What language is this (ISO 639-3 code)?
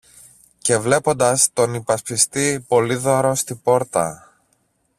ell